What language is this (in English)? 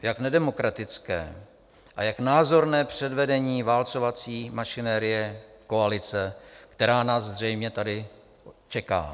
Czech